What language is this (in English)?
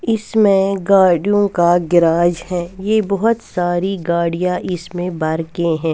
Hindi